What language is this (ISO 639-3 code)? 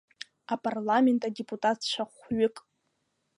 abk